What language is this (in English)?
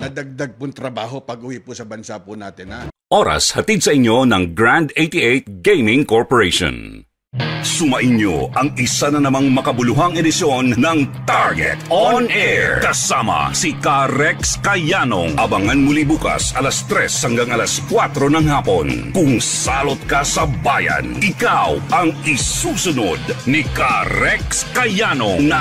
Filipino